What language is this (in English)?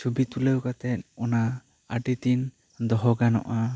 Santali